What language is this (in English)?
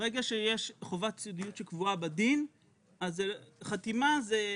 Hebrew